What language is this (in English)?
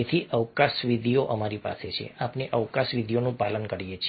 Gujarati